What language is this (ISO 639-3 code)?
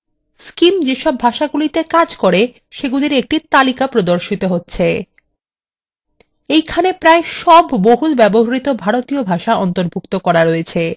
ben